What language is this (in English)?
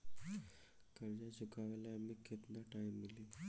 Bhojpuri